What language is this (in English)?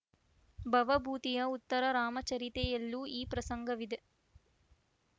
Kannada